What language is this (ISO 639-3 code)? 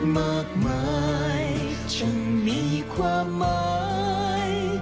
tha